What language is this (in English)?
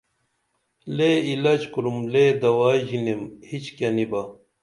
Dameli